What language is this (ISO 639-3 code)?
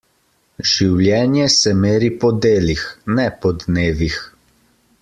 slv